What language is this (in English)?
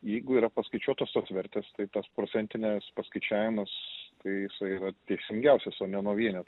Lithuanian